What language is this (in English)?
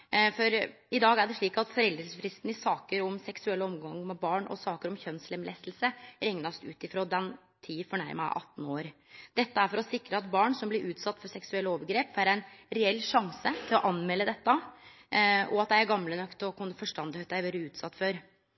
Norwegian Nynorsk